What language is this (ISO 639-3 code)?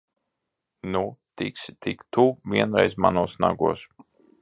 lav